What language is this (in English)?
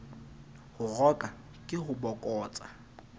Southern Sotho